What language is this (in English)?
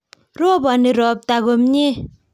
Kalenjin